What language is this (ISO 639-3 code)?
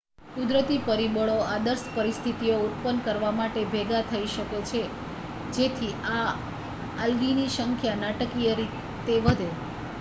guj